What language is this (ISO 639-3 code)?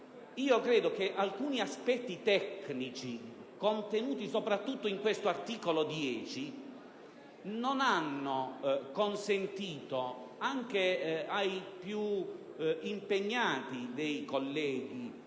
ita